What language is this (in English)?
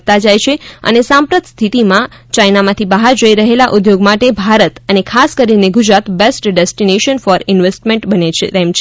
Gujarati